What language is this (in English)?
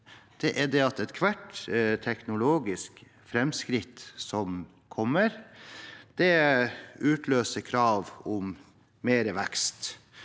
Norwegian